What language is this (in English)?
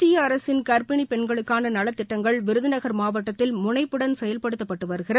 Tamil